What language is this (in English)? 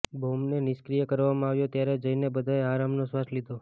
Gujarati